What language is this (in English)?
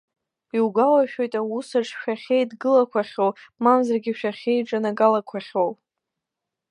Abkhazian